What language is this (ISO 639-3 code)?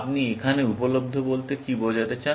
ben